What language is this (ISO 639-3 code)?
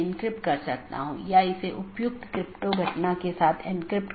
hin